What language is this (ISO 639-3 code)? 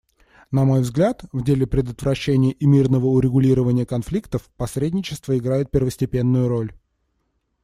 rus